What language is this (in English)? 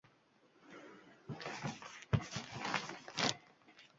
Uzbek